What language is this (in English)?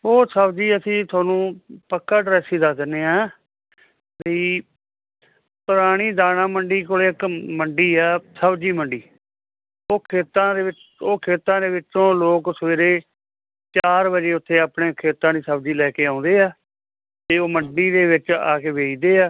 Punjabi